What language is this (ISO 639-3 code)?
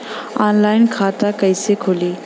bho